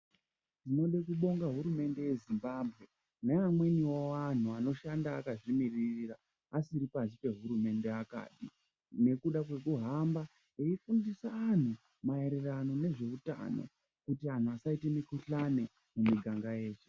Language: Ndau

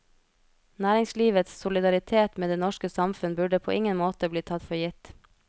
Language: Norwegian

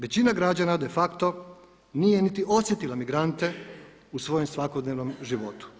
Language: Croatian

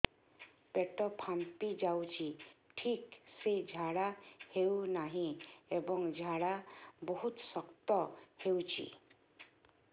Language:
Odia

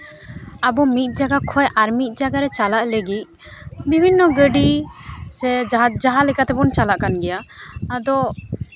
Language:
Santali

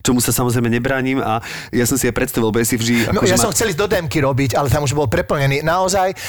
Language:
Slovak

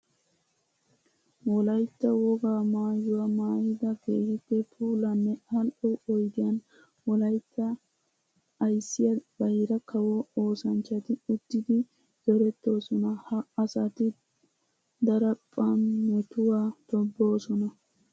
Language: Wolaytta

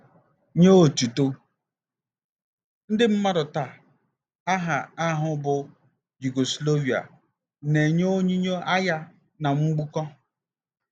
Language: Igbo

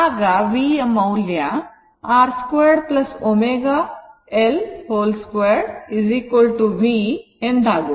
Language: Kannada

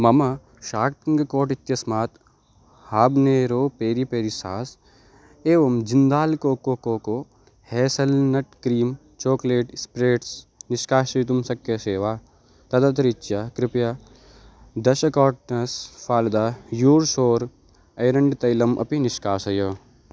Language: Sanskrit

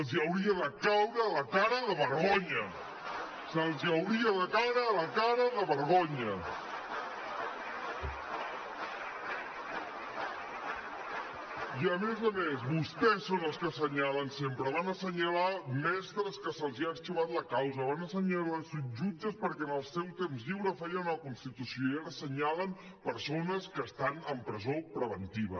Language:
Catalan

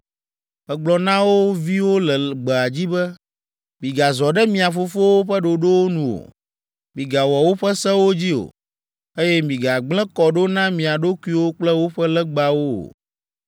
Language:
Ewe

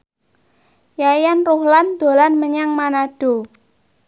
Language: Javanese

